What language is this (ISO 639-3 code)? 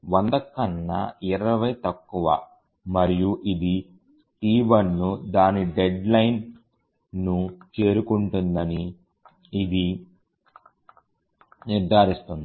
tel